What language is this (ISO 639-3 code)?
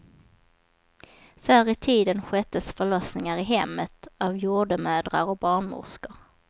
swe